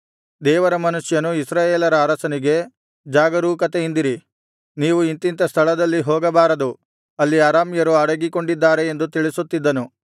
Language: Kannada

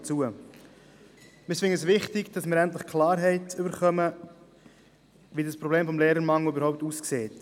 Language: Swiss German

